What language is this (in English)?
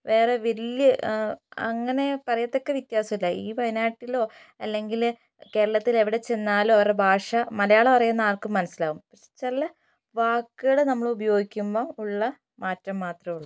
Malayalam